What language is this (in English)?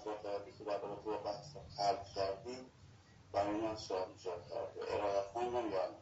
Persian